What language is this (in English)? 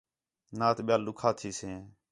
Khetrani